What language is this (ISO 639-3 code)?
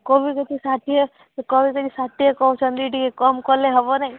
ori